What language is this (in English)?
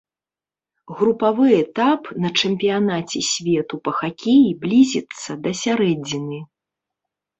Belarusian